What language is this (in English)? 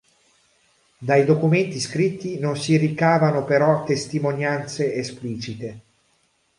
Italian